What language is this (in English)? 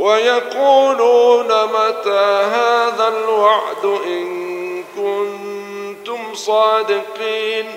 Arabic